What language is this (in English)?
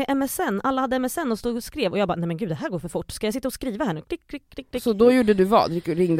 Swedish